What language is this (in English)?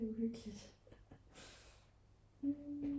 Danish